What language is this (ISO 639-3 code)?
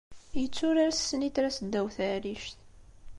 kab